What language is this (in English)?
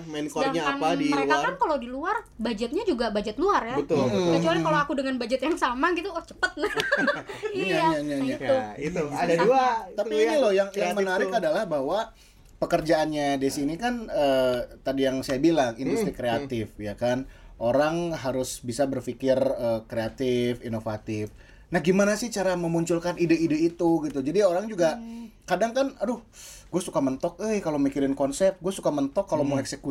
Indonesian